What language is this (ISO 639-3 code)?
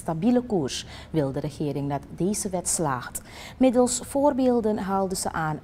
nld